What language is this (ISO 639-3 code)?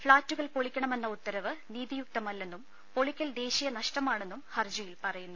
mal